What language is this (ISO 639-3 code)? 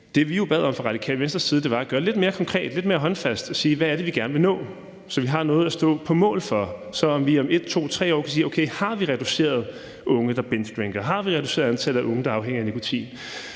dan